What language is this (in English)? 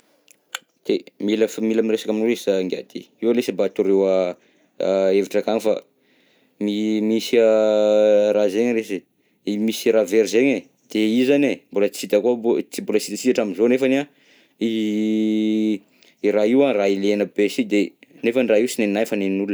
Southern Betsimisaraka Malagasy